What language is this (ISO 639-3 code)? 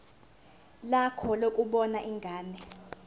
zul